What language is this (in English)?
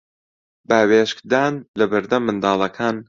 Central Kurdish